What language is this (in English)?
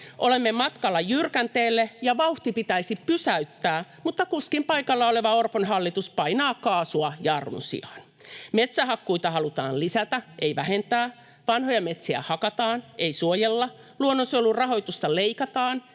Finnish